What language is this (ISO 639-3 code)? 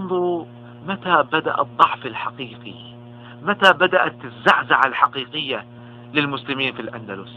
ara